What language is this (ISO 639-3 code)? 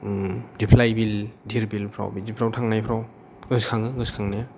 brx